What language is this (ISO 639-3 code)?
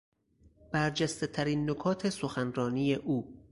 fas